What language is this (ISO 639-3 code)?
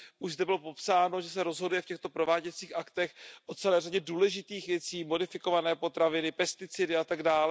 ces